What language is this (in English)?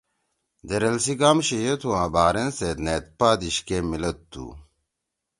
Torwali